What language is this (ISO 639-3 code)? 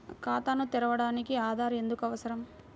tel